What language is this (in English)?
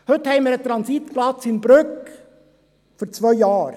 Swiss German